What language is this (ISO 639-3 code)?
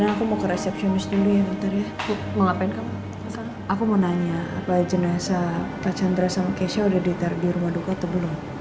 ind